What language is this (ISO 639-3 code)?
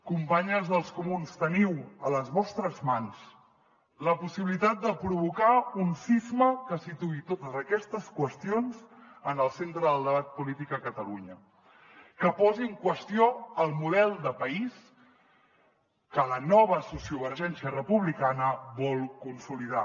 cat